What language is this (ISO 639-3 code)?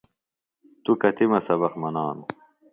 phl